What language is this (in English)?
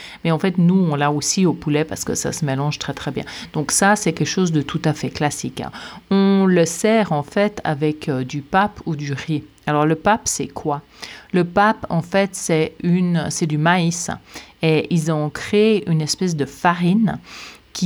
French